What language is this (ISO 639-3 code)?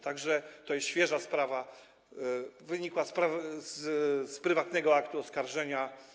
pol